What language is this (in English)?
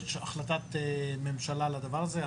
Hebrew